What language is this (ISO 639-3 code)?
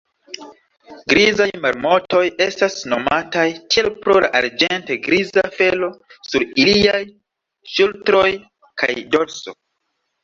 epo